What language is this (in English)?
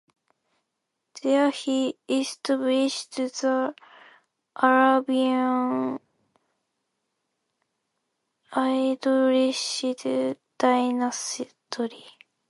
English